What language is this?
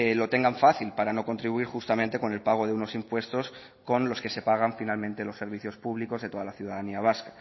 Spanish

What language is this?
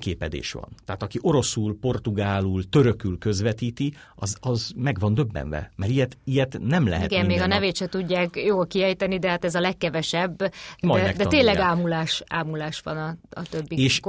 Hungarian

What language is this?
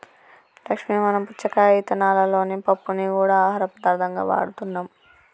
Telugu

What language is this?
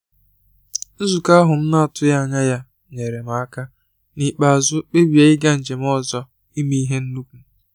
Igbo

